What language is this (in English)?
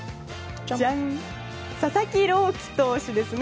Japanese